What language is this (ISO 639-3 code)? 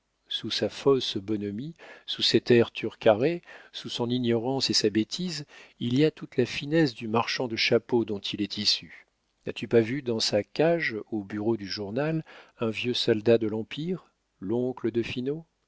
fra